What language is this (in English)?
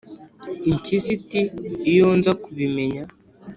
Kinyarwanda